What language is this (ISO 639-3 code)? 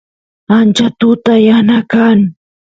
qus